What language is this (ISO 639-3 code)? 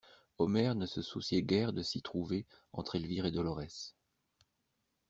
fra